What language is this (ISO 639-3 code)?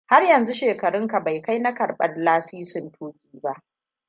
hau